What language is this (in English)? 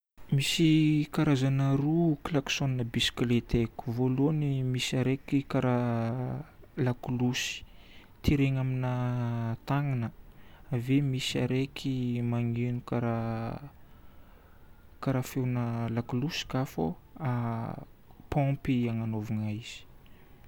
Northern Betsimisaraka Malagasy